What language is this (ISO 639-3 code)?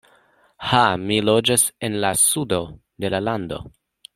epo